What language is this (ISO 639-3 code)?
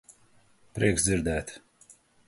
lav